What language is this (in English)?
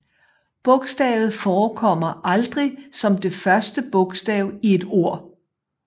Danish